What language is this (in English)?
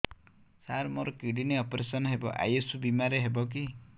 Odia